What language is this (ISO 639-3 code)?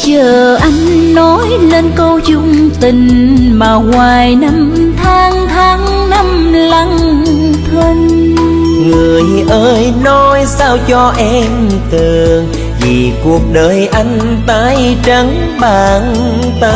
vie